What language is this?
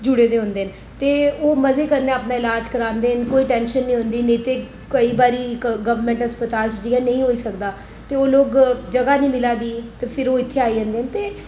Dogri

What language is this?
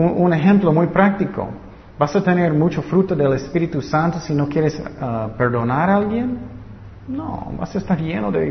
Spanish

